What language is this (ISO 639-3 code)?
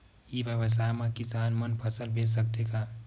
hne